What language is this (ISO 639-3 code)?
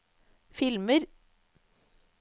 nor